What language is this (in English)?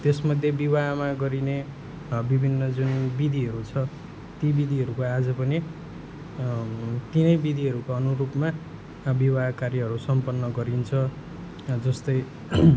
Nepali